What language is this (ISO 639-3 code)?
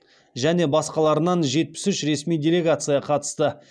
kaz